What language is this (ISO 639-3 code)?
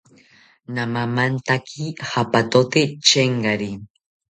cpy